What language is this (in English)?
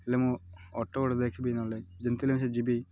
Odia